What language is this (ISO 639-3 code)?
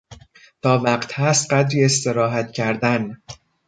fas